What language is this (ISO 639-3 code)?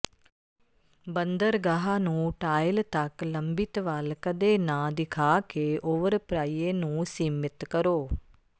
pan